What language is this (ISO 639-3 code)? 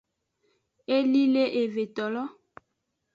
ajg